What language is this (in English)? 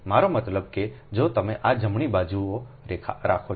Gujarati